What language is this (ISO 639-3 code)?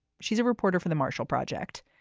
eng